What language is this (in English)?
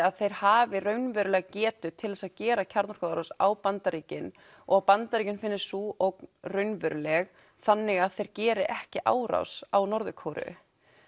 Icelandic